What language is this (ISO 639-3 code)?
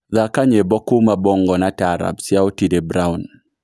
kik